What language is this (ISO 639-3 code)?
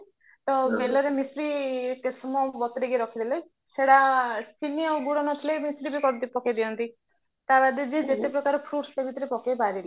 ori